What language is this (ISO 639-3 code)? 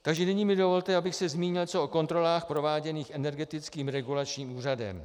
ces